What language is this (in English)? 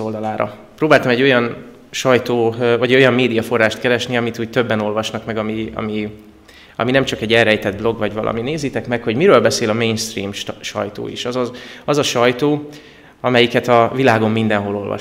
Hungarian